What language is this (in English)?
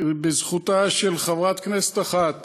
Hebrew